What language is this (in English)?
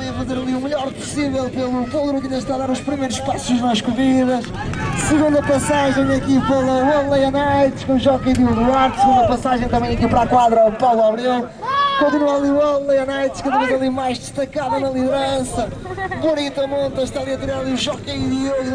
Portuguese